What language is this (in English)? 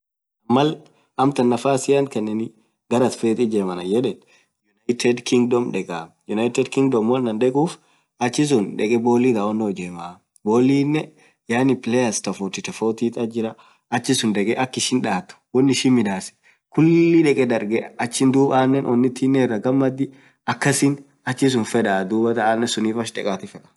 Orma